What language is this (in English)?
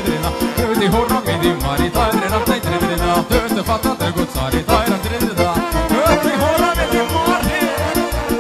Romanian